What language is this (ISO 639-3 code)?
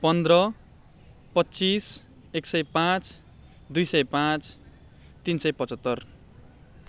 nep